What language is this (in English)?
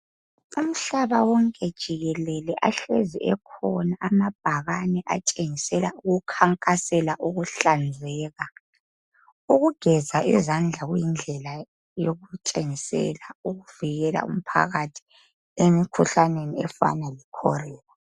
North Ndebele